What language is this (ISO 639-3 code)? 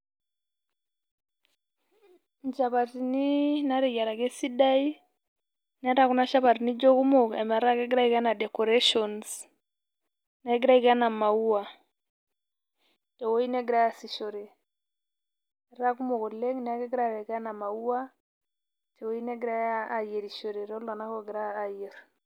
mas